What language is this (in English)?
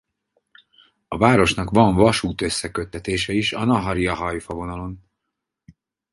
Hungarian